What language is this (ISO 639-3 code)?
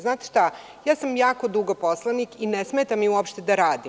srp